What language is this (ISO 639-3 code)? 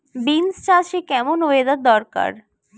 ben